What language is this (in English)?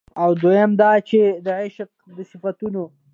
Pashto